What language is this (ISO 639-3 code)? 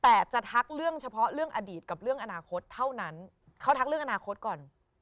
tha